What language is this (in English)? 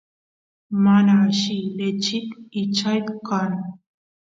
Santiago del Estero Quichua